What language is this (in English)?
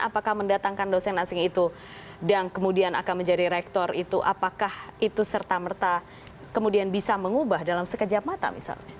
Indonesian